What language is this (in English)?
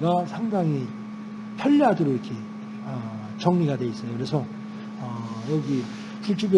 Korean